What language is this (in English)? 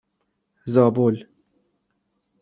Persian